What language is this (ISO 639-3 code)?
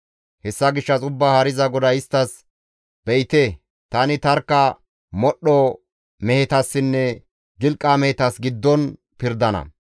gmv